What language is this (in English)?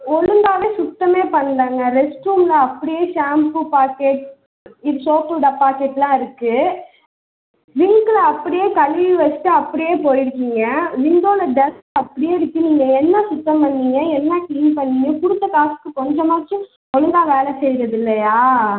Tamil